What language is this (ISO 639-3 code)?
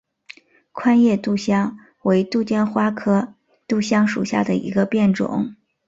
zho